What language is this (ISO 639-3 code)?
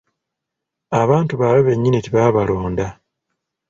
lug